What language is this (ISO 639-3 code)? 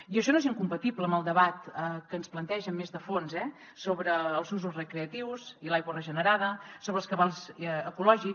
cat